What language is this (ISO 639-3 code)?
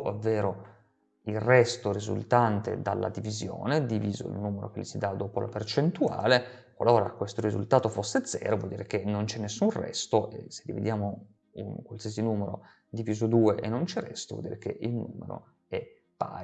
ita